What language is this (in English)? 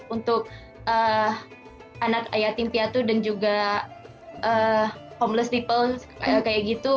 Indonesian